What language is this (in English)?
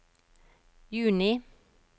Norwegian